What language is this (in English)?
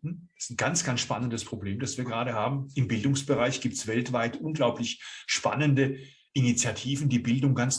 German